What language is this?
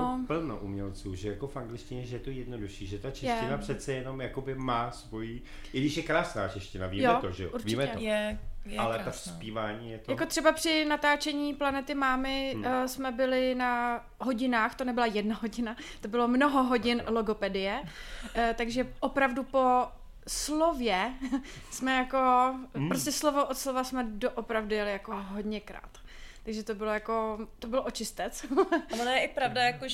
Czech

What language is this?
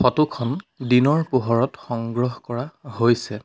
Assamese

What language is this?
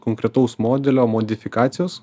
Lithuanian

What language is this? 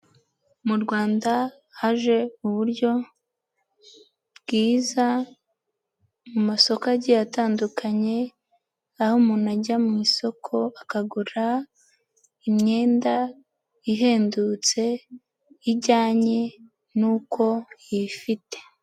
Kinyarwanda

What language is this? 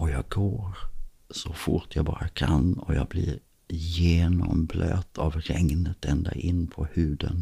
Swedish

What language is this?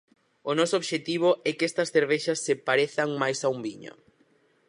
Galician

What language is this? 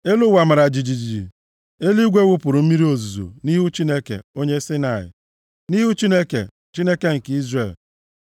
Igbo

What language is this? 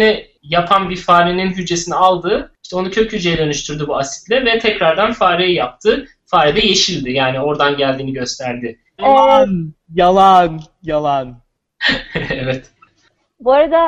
Turkish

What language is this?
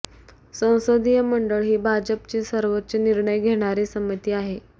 Marathi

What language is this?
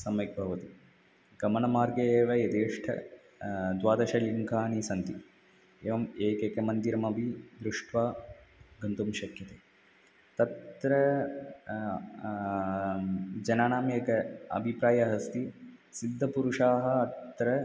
Sanskrit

